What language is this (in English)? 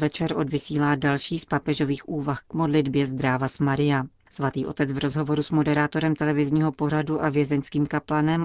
Czech